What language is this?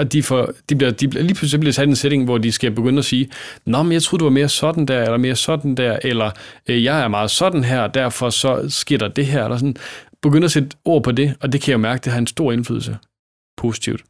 Danish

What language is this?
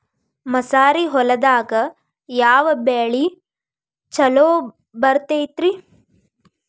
Kannada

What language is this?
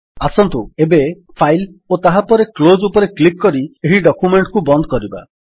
Odia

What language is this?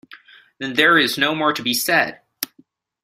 English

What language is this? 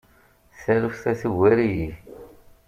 Kabyle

